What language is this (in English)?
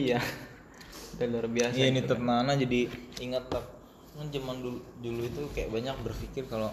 Indonesian